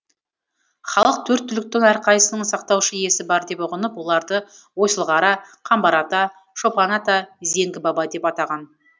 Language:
Kazakh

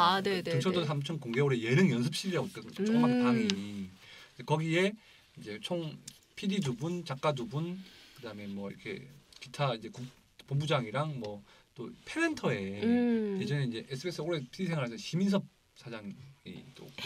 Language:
Korean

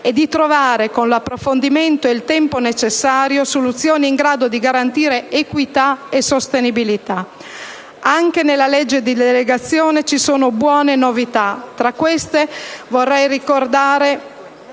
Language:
Italian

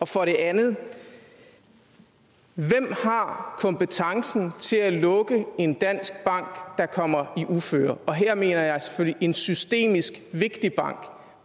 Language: Danish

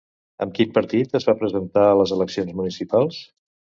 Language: Catalan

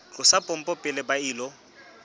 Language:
Southern Sotho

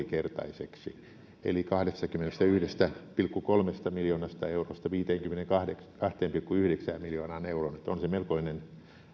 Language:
Finnish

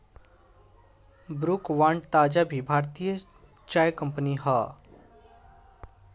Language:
Bhojpuri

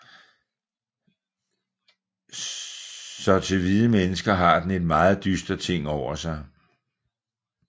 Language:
Danish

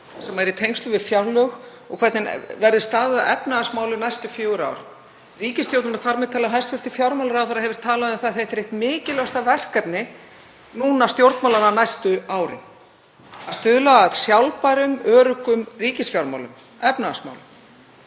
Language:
Icelandic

